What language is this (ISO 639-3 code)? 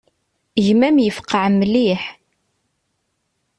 kab